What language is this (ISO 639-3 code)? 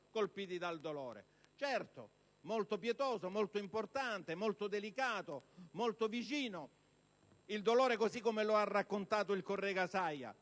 ita